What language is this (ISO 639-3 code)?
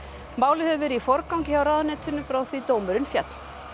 isl